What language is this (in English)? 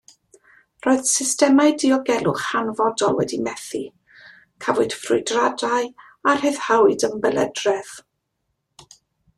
Welsh